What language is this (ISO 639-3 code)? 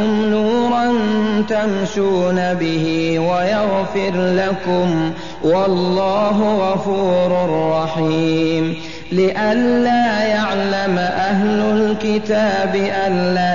ara